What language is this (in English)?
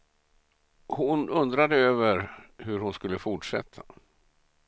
Swedish